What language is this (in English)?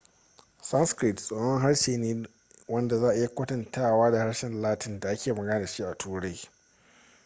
Hausa